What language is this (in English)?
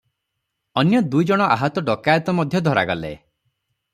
Odia